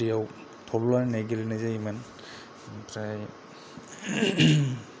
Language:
Bodo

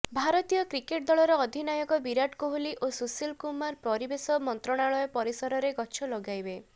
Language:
Odia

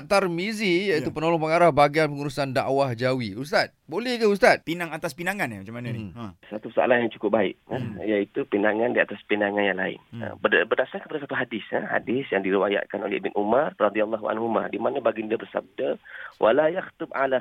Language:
Malay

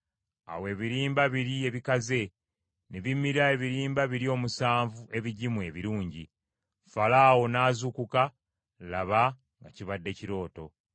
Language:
Ganda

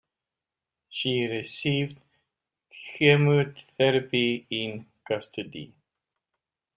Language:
English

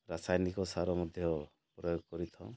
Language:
Odia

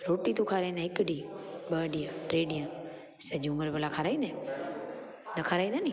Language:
Sindhi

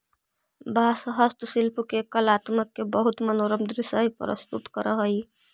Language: Magahi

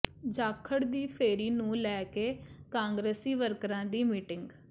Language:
Punjabi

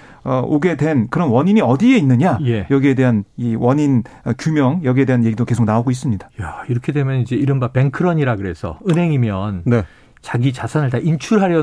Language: Korean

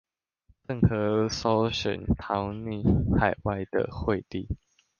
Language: Chinese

